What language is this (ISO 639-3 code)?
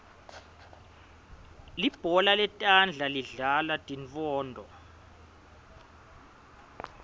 ssw